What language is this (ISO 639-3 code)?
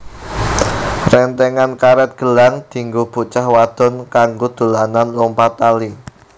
jav